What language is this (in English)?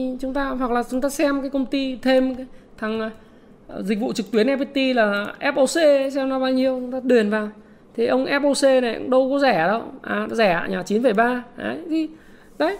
Vietnamese